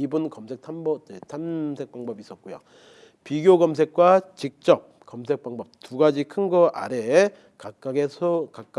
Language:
Korean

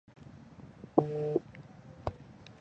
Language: Chinese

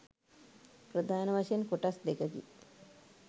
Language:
Sinhala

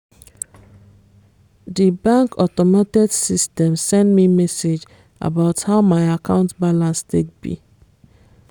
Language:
Nigerian Pidgin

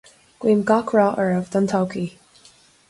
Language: Irish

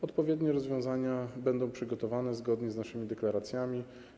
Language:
Polish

